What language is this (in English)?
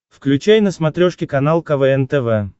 Russian